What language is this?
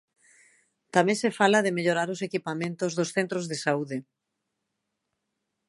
Galician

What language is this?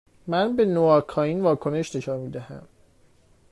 Persian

